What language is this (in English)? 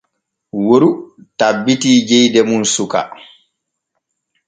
Borgu Fulfulde